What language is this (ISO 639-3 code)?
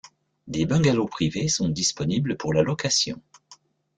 fra